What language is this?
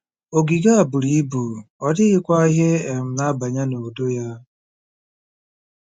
Igbo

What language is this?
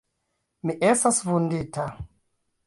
Esperanto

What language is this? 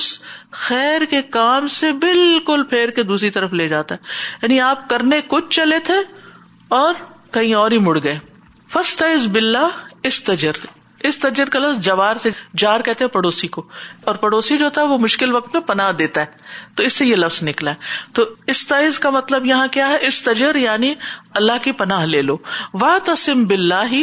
Urdu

